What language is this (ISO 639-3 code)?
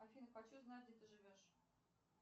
rus